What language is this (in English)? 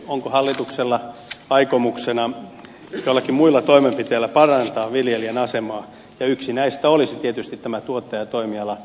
Finnish